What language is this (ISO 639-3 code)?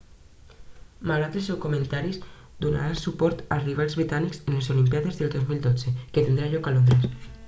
cat